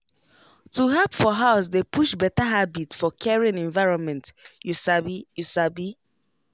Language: Nigerian Pidgin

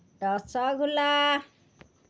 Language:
Assamese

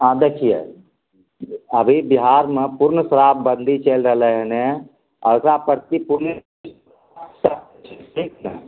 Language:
Maithili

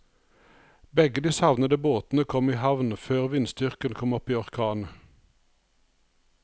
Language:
Norwegian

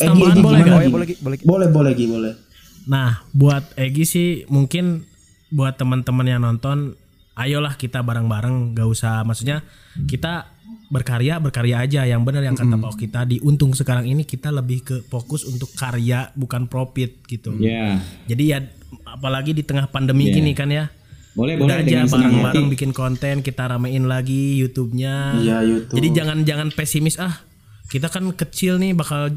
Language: Indonesian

